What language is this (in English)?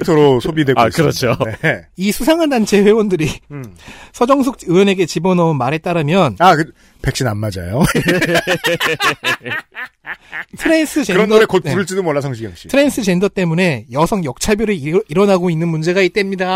Korean